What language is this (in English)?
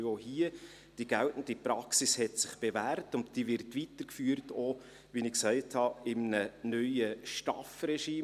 Swiss German